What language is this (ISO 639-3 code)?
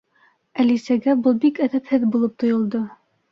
bak